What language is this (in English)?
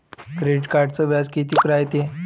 Marathi